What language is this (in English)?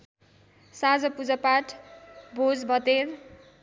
Nepali